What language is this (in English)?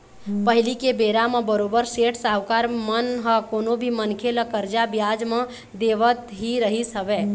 Chhattisgarhi